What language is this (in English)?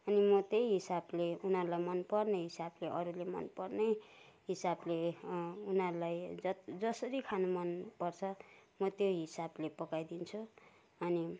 Nepali